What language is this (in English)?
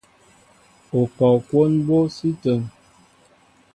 Mbo (Cameroon)